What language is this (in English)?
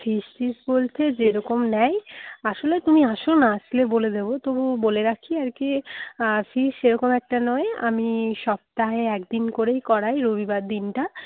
Bangla